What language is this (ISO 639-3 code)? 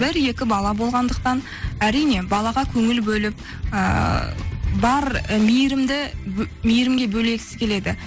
kaz